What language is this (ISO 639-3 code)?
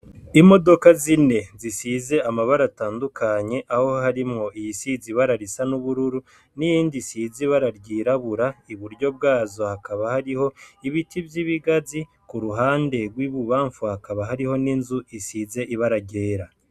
run